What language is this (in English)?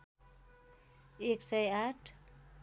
Nepali